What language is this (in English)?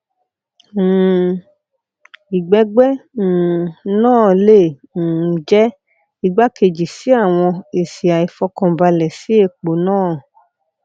Yoruba